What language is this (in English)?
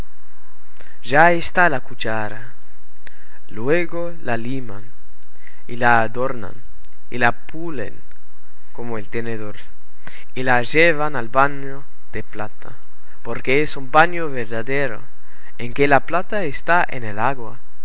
Spanish